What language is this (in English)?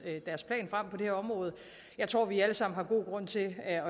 Danish